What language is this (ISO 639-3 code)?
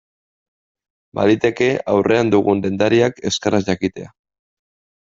eus